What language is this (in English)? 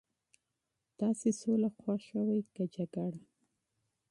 Pashto